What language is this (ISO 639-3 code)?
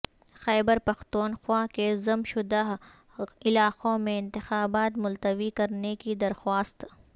urd